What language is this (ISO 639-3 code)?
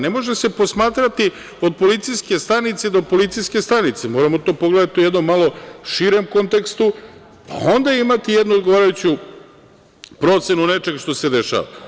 srp